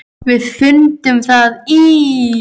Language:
Icelandic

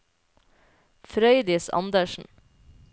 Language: Norwegian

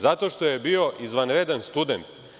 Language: Serbian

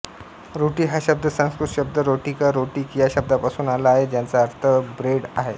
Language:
Marathi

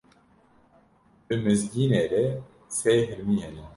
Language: Kurdish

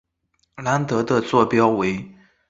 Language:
Chinese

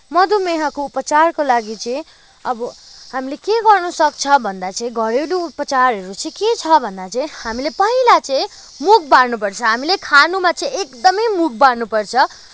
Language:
Nepali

